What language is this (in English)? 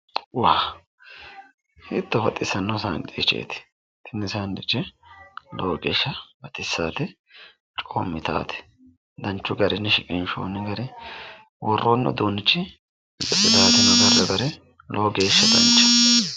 Sidamo